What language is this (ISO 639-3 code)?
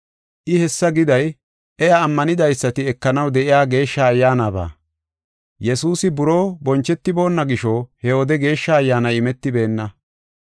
gof